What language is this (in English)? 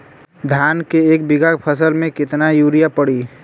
Bhojpuri